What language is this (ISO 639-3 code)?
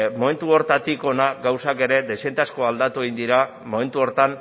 eus